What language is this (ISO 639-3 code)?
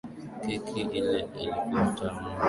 swa